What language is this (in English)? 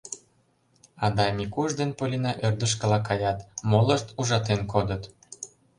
Mari